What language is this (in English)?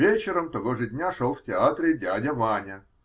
Russian